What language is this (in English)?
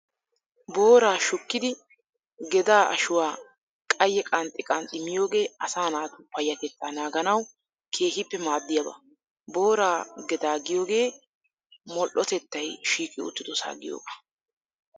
Wolaytta